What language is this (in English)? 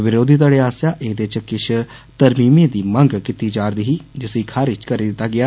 Dogri